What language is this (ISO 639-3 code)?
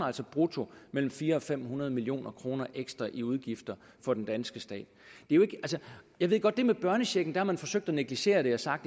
dan